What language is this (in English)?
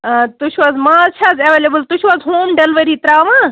Kashmiri